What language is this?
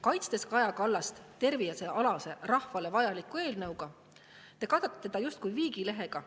Estonian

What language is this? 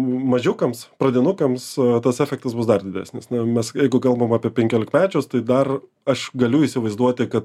Lithuanian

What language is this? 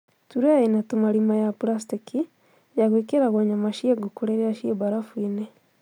Kikuyu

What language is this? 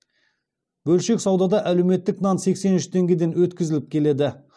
Kazakh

